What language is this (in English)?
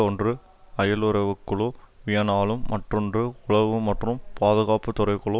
Tamil